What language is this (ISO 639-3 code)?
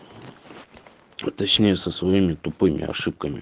rus